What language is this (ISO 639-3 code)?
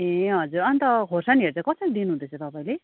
nep